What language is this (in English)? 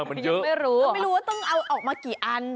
Thai